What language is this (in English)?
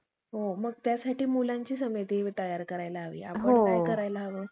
Marathi